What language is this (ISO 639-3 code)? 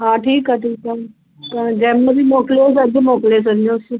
snd